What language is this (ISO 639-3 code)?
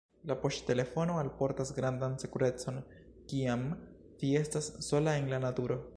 epo